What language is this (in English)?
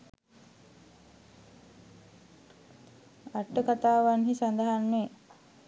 Sinhala